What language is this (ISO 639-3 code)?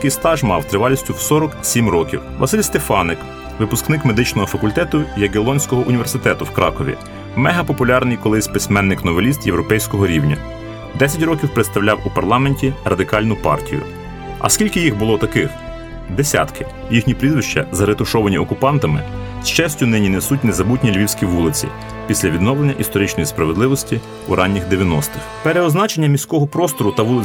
ukr